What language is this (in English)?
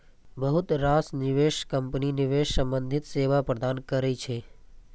Maithili